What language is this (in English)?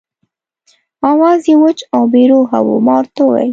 Pashto